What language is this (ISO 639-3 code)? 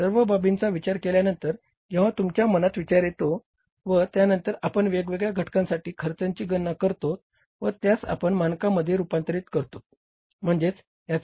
mar